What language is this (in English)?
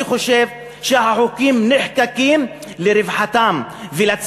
Hebrew